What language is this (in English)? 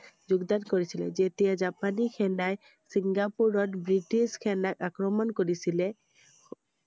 Assamese